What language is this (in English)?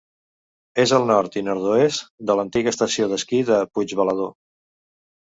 Catalan